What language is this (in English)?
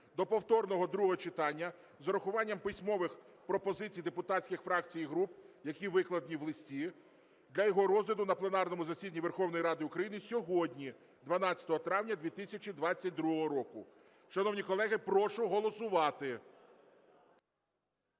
Ukrainian